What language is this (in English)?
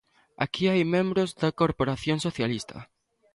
Galician